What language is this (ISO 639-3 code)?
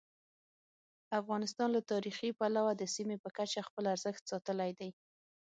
pus